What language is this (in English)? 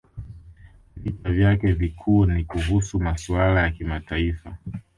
Swahili